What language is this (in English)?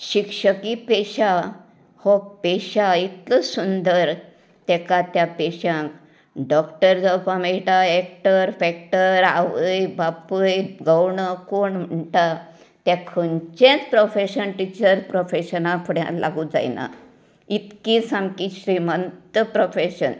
Konkani